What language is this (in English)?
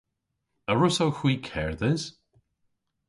Cornish